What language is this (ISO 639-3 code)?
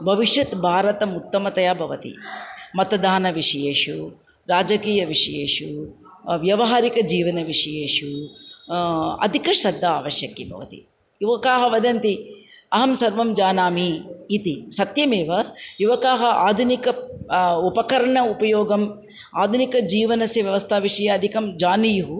san